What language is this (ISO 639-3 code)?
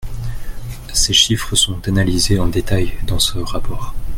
fra